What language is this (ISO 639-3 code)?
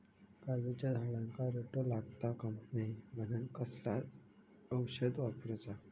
mar